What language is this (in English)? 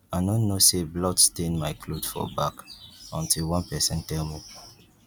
Nigerian Pidgin